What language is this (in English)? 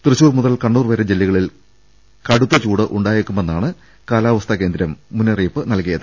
Malayalam